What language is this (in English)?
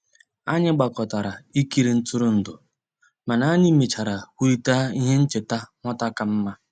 Igbo